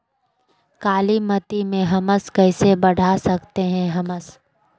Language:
Magahi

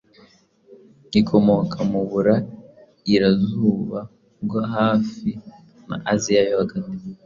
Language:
Kinyarwanda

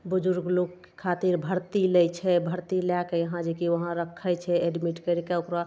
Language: Maithili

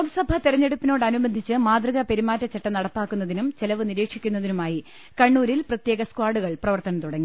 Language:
Malayalam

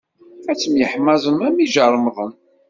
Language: Kabyle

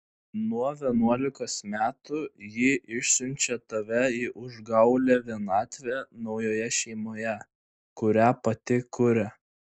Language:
Lithuanian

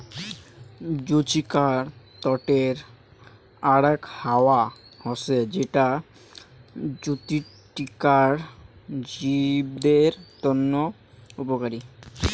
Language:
Bangla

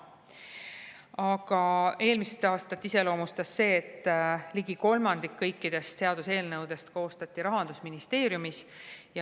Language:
Estonian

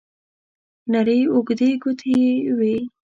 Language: Pashto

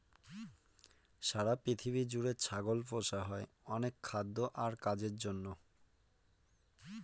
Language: Bangla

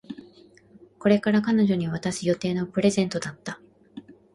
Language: Japanese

